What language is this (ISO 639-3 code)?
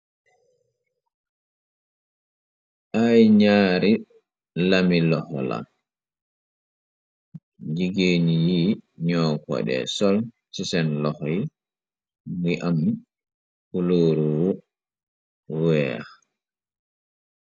wol